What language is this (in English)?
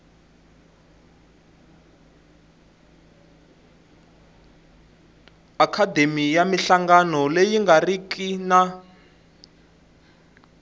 Tsonga